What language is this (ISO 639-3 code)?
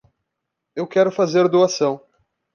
por